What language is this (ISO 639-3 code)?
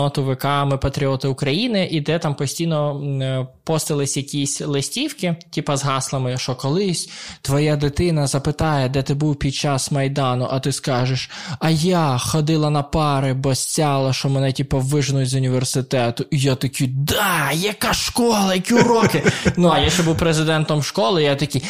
ukr